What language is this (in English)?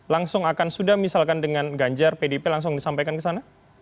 Indonesian